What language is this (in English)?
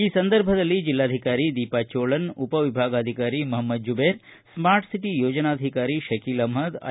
Kannada